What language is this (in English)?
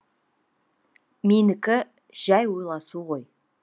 Kazakh